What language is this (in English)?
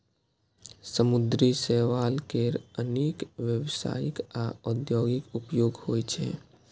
Maithili